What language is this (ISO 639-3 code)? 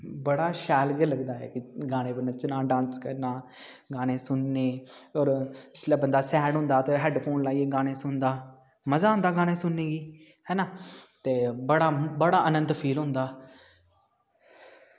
doi